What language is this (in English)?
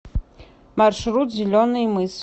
Russian